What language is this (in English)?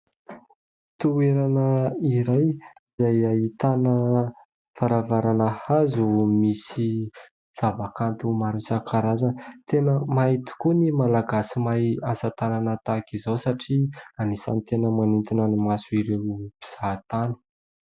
Malagasy